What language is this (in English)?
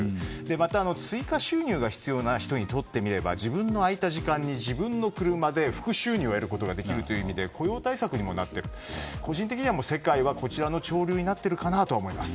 Japanese